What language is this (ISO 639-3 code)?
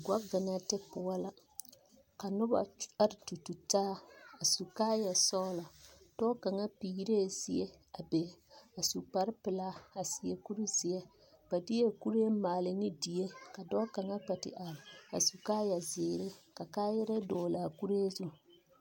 dga